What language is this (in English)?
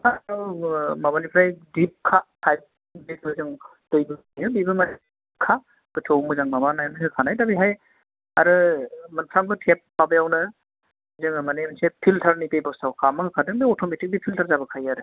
Bodo